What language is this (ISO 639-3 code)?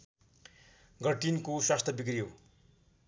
nep